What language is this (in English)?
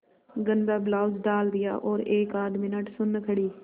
Hindi